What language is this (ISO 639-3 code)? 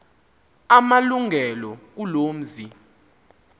xho